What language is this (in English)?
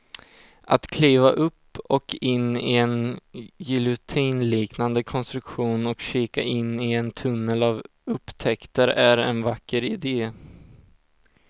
Swedish